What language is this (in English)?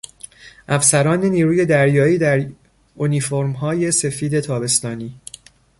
Persian